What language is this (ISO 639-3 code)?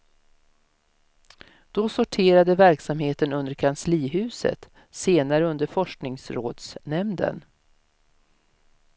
swe